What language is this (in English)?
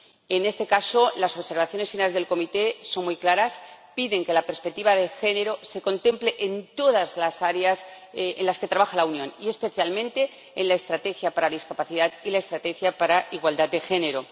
Spanish